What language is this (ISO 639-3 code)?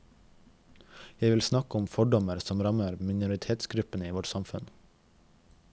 nor